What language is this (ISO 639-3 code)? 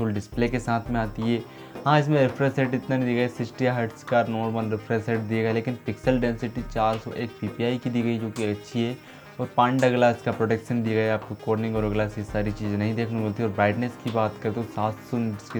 hin